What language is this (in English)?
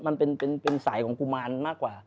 Thai